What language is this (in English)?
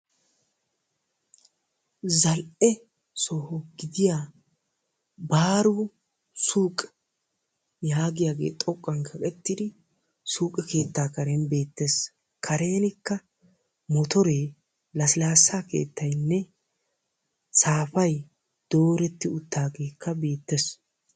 Wolaytta